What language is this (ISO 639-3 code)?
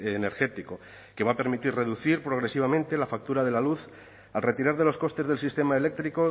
spa